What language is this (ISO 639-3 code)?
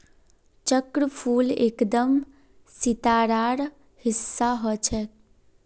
mag